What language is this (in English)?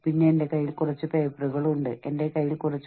Malayalam